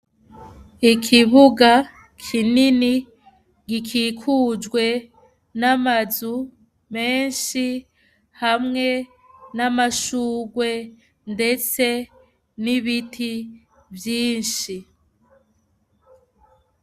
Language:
Rundi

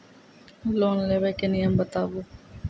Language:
Maithili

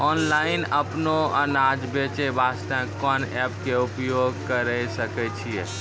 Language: Maithili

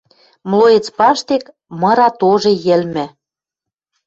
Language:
Western Mari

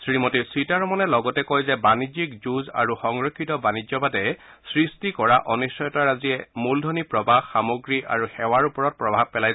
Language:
Assamese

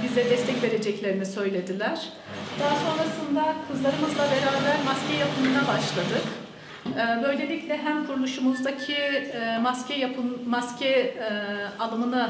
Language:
Turkish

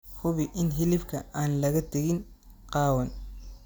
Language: Somali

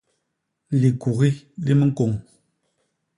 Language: Basaa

